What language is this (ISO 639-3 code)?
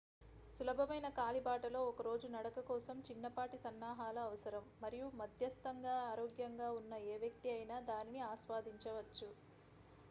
tel